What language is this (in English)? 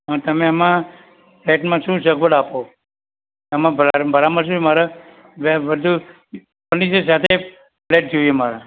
Gujarati